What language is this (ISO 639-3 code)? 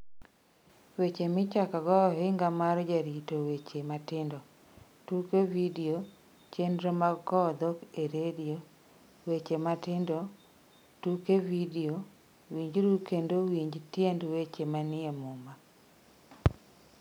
luo